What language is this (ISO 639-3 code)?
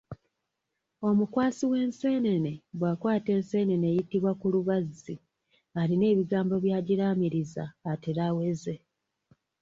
lug